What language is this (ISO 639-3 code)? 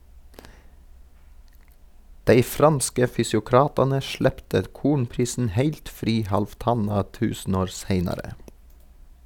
nor